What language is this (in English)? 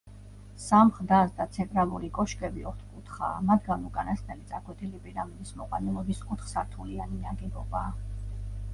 Georgian